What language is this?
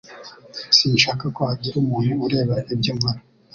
Kinyarwanda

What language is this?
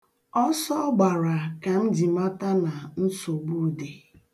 Igbo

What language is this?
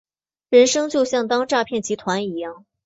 Chinese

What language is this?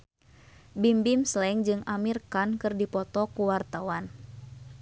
Sundanese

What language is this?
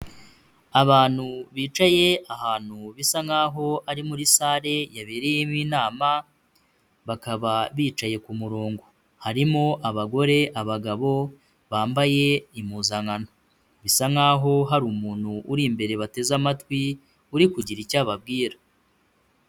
Kinyarwanda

